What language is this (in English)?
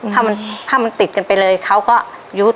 Thai